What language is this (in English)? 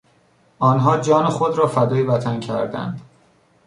Persian